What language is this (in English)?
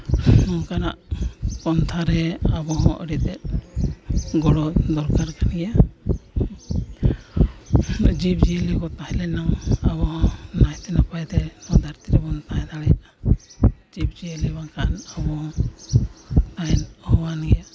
Santali